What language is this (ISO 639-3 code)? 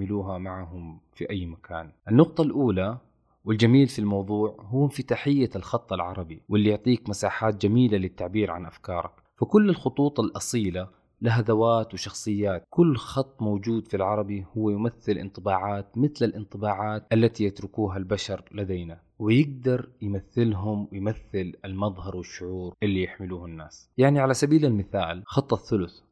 ara